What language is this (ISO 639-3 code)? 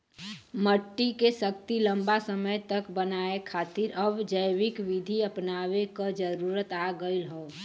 bho